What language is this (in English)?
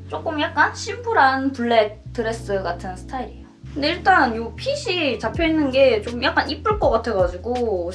Korean